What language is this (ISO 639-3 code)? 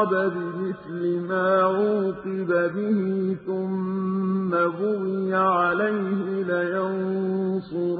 ara